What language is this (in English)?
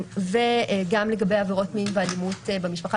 Hebrew